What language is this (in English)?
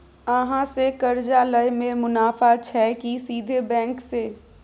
Maithili